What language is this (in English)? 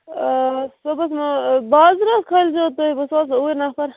Kashmiri